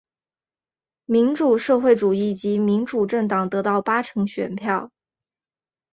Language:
Chinese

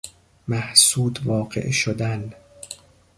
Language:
Persian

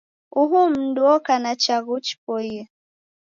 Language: Taita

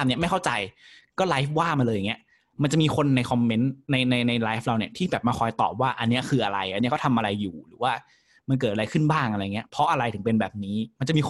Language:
Thai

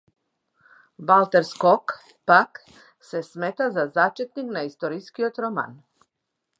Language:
Macedonian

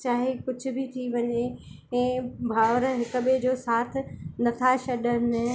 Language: Sindhi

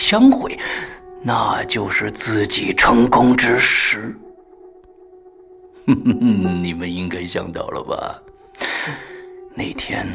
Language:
Chinese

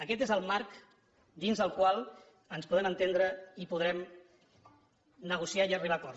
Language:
Catalan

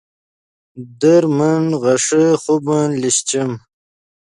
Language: Yidgha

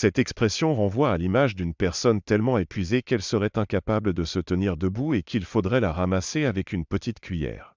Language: French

